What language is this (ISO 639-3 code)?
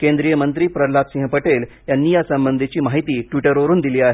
mar